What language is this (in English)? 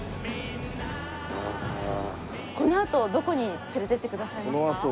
Japanese